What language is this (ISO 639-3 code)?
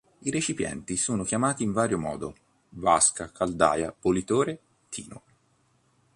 ita